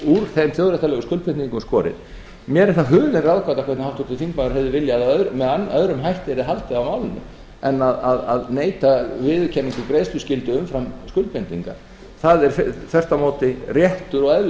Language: Icelandic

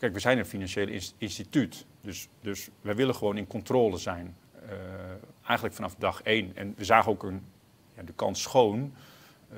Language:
Dutch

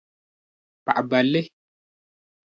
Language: Dagbani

